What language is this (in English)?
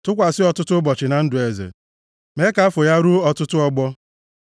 Igbo